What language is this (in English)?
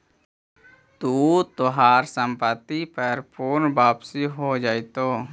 Magahi